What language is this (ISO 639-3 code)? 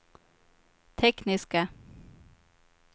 swe